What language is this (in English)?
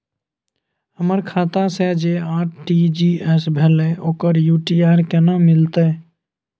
Maithili